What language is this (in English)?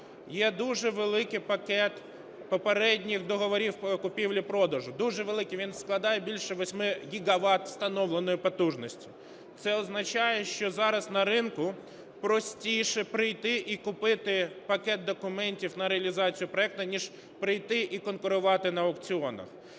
Ukrainian